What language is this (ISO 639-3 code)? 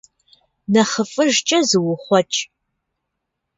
kbd